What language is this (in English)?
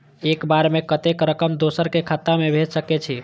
Maithili